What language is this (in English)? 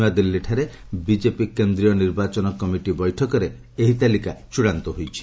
Odia